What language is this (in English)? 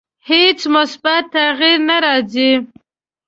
Pashto